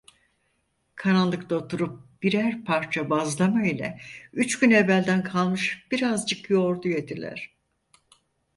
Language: Turkish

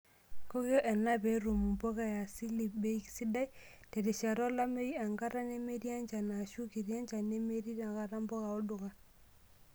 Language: Masai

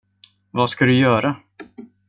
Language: Swedish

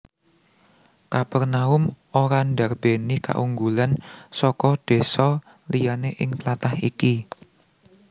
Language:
Javanese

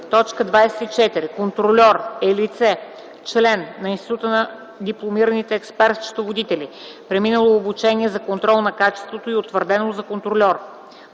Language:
Bulgarian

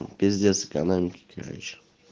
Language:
Russian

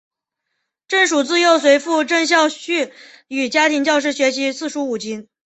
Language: Chinese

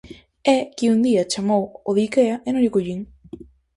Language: Galician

